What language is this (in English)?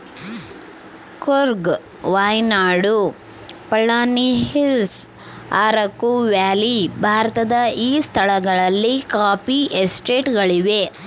Kannada